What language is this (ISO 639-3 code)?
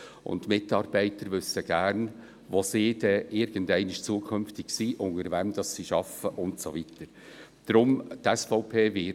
gsw